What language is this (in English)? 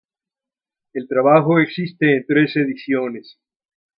Spanish